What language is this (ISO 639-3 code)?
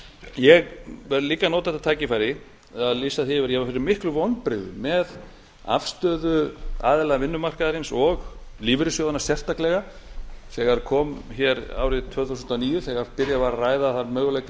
isl